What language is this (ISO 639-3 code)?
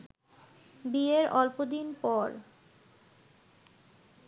ben